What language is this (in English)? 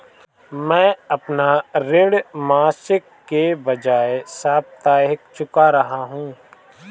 Hindi